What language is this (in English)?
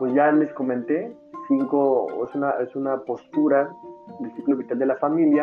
Spanish